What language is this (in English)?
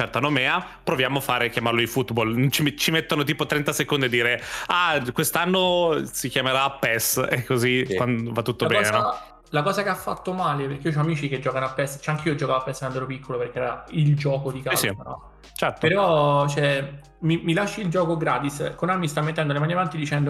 Italian